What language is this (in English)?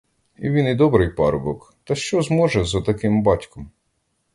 Ukrainian